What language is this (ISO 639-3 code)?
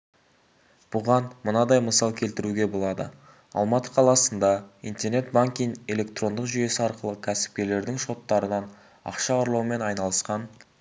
kaz